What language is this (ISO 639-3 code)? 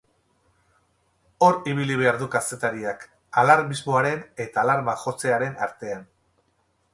eus